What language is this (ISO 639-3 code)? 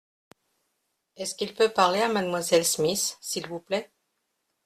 fra